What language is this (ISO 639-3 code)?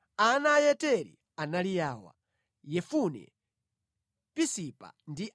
nya